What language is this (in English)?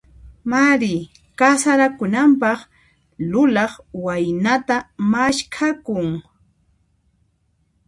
Puno Quechua